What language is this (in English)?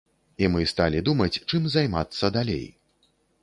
Belarusian